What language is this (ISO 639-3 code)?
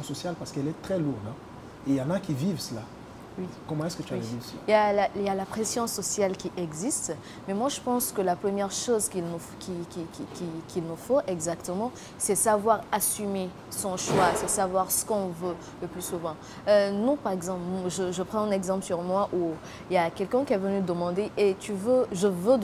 fra